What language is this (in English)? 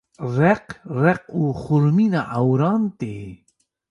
Kurdish